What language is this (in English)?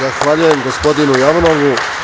Serbian